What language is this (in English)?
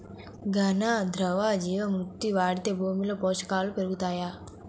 Telugu